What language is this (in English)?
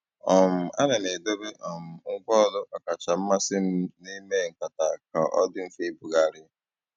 Igbo